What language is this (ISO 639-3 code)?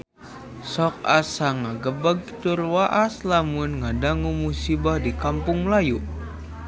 sun